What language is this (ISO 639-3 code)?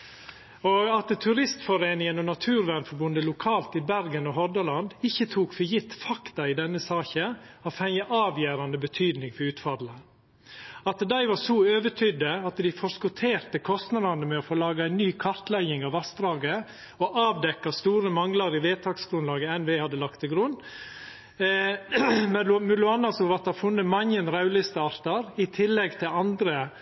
nno